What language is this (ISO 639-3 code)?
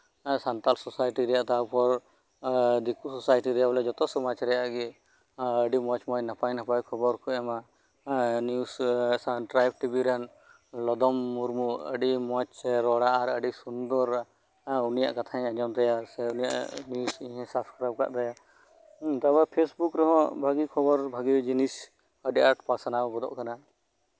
sat